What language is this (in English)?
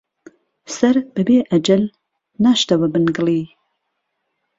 Central Kurdish